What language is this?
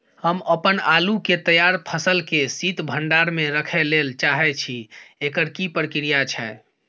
Maithili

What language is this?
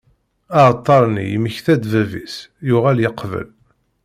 Kabyle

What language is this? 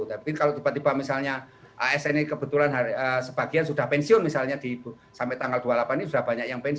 Indonesian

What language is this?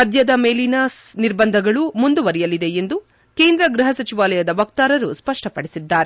Kannada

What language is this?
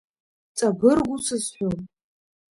Abkhazian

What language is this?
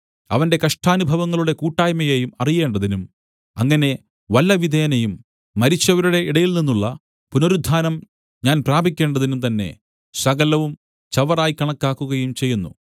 Malayalam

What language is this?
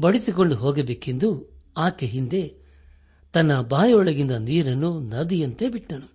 Kannada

